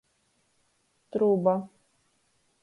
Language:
Latgalian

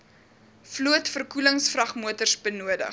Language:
Afrikaans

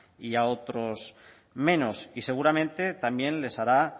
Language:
Spanish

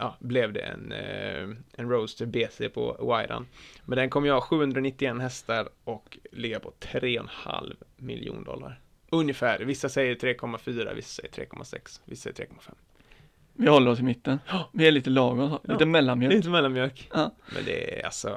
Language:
Swedish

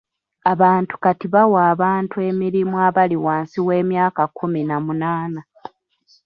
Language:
Ganda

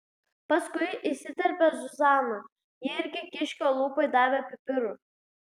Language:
Lithuanian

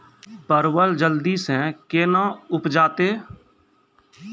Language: Maithili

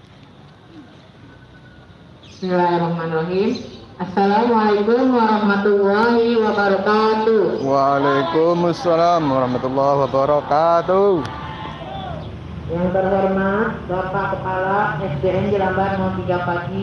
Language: Indonesian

